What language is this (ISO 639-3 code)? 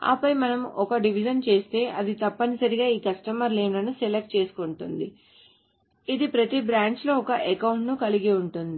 tel